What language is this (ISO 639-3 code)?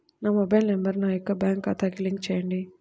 tel